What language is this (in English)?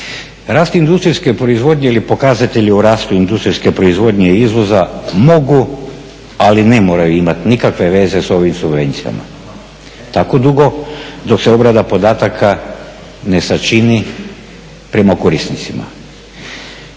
Croatian